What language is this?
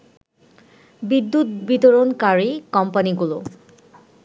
Bangla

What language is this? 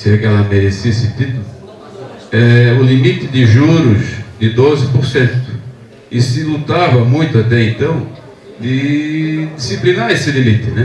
Portuguese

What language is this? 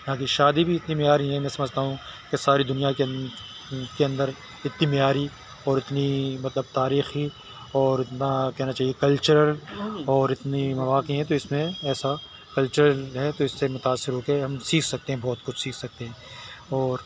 Urdu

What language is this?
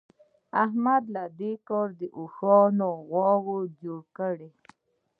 Pashto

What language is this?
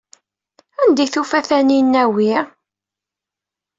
Kabyle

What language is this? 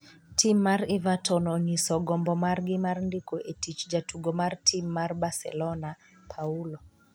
Luo (Kenya and Tanzania)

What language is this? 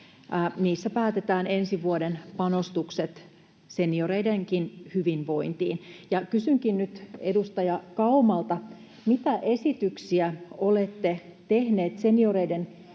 Finnish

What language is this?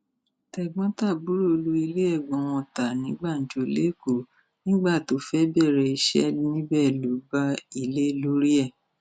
Yoruba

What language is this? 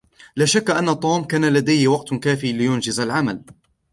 Arabic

